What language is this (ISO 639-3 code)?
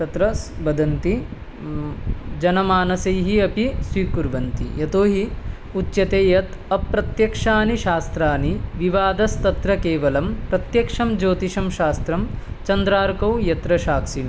san